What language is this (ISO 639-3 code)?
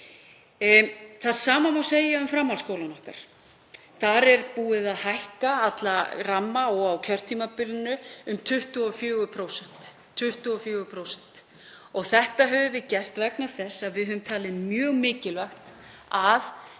isl